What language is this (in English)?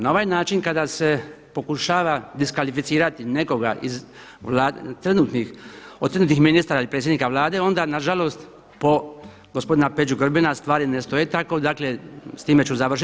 Croatian